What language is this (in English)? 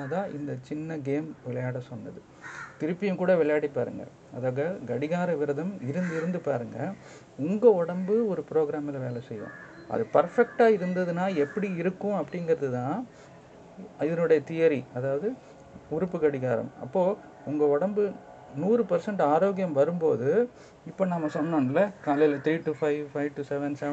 Tamil